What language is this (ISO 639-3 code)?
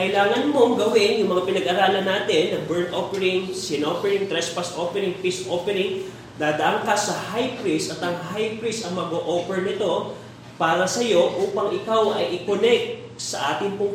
fil